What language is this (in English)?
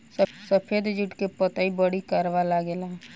Bhojpuri